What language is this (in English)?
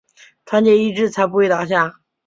Chinese